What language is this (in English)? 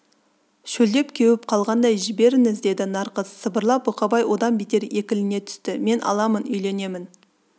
Kazakh